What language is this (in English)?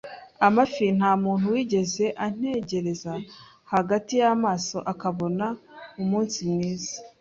Kinyarwanda